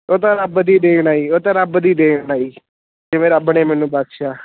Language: Punjabi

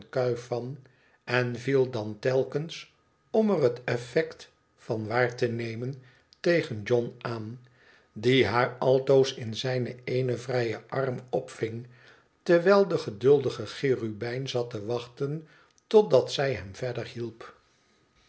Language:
Dutch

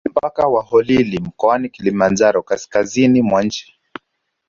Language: Swahili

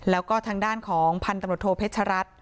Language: Thai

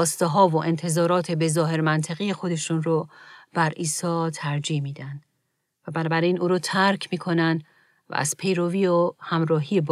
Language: Persian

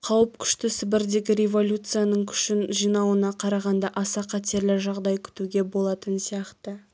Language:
Kazakh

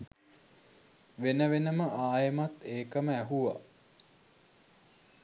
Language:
Sinhala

